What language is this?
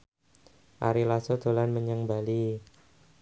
Javanese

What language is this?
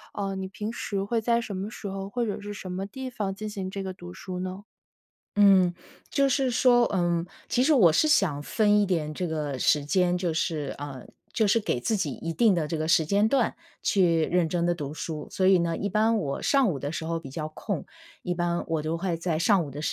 Chinese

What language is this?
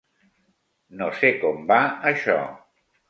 Catalan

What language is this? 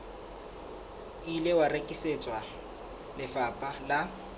Southern Sotho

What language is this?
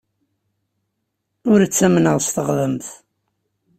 Kabyle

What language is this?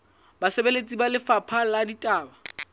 Southern Sotho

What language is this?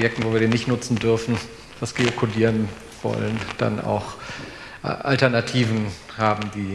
German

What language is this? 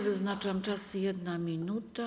Polish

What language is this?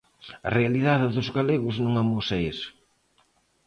Galician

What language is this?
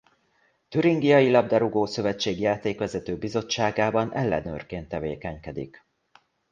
Hungarian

